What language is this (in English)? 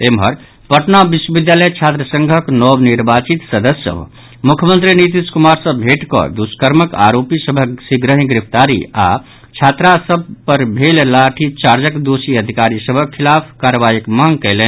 Maithili